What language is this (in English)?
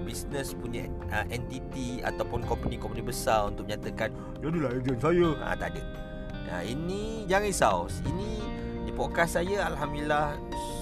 Malay